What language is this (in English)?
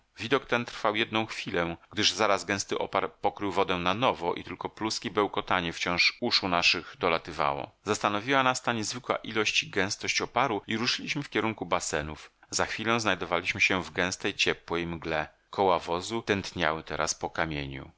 Polish